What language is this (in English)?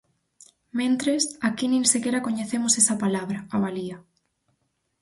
Galician